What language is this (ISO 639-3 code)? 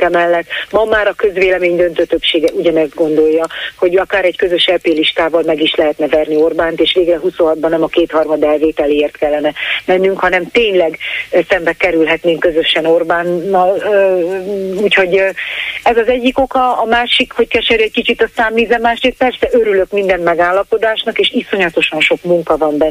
hun